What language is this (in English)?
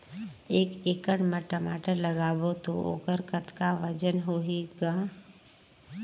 Chhattisgarhi